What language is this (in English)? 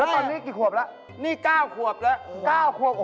Thai